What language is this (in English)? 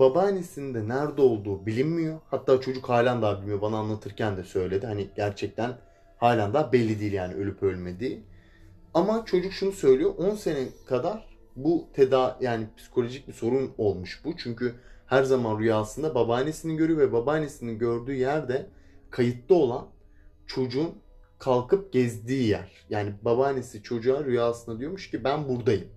Turkish